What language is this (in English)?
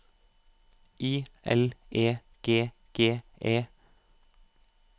Norwegian